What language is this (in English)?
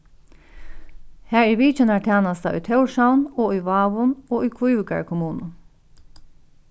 Faroese